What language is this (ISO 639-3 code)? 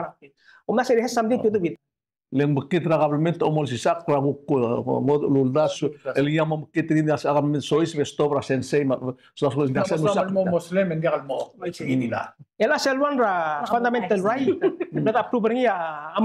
ara